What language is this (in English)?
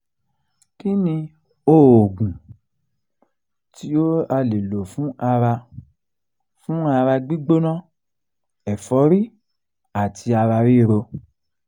Yoruba